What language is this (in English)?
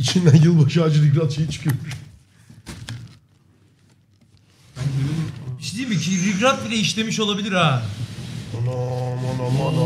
Turkish